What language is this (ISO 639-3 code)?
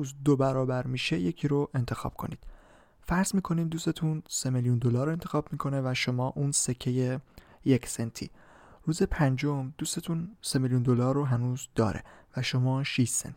fas